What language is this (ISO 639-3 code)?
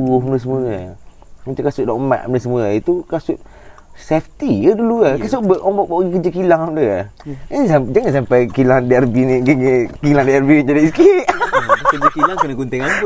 msa